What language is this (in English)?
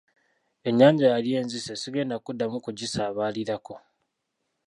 Ganda